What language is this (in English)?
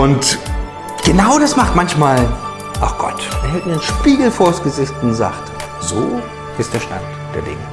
German